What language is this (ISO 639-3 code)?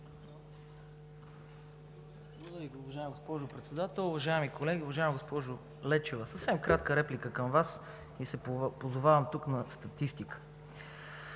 bul